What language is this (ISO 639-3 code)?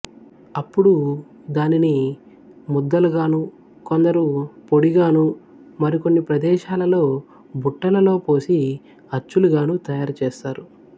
tel